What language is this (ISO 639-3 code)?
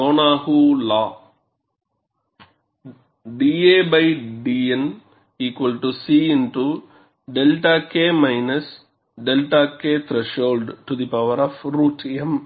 tam